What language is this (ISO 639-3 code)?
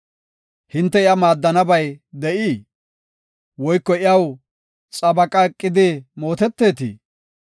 gof